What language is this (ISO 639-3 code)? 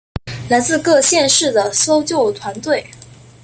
zho